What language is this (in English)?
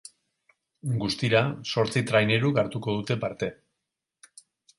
Basque